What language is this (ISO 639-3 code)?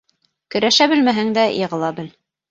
bak